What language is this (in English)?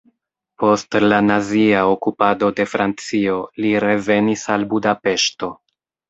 Esperanto